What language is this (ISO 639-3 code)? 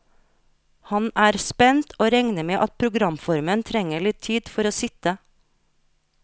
nor